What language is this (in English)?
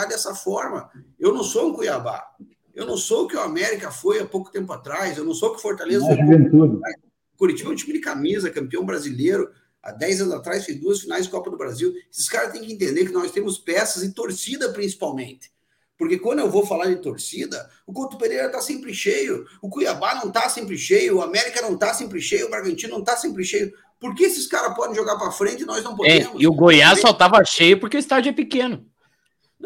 Portuguese